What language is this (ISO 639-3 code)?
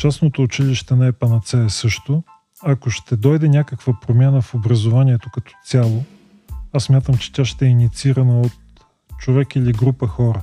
bul